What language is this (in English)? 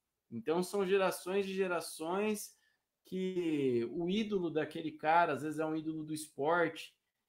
Portuguese